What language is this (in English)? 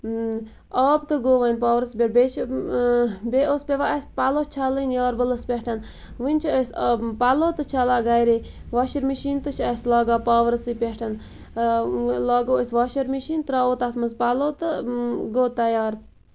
Kashmiri